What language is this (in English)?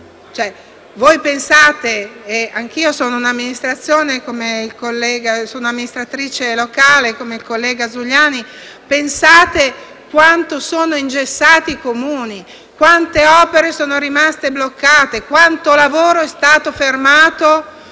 Italian